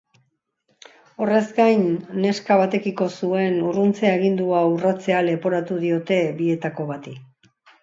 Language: Basque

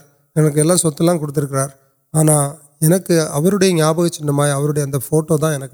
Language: Urdu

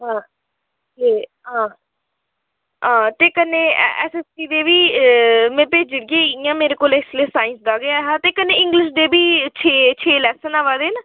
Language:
Dogri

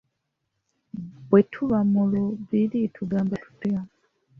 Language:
Ganda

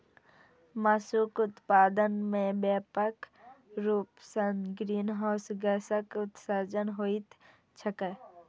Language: Maithili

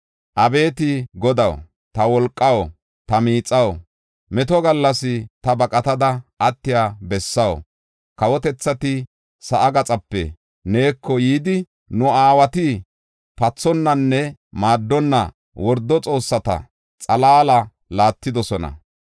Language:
Gofa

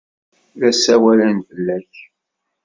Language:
Kabyle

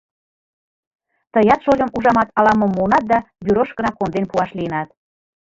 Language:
Mari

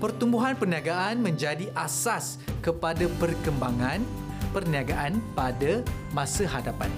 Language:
Malay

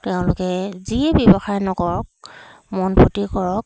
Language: Assamese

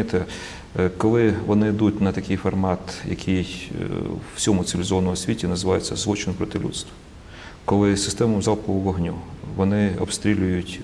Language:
Ukrainian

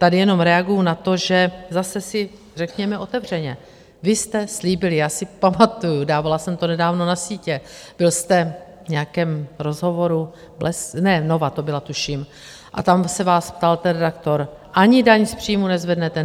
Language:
Czech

